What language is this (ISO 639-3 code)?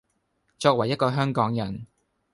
yue